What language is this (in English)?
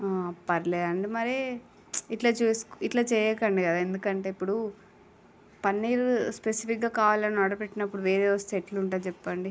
Telugu